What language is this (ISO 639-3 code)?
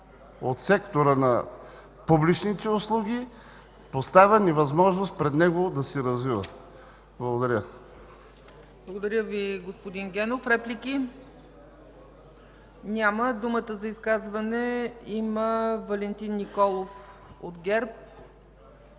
bul